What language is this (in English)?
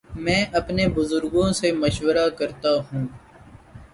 Urdu